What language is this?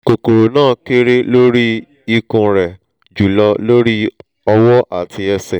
Yoruba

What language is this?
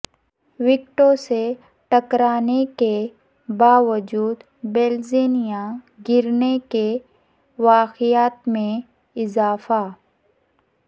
Urdu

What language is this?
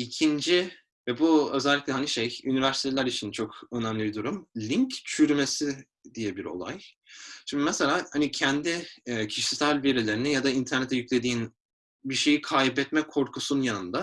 Turkish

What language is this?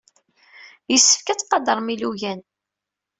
Kabyle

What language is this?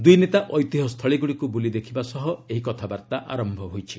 Odia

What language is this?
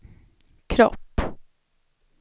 Swedish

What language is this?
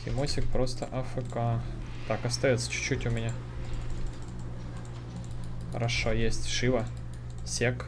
Russian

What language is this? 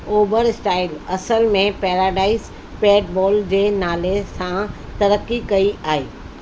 Sindhi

